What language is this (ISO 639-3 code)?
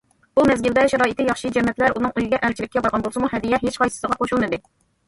uig